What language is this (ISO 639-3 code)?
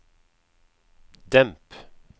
nor